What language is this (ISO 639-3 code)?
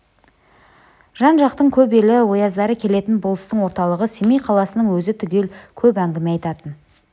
kaz